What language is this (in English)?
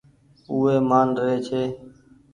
Goaria